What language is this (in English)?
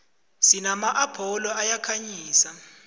South Ndebele